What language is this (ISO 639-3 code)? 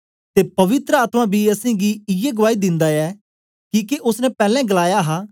doi